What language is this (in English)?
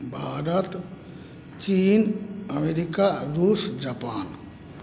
Maithili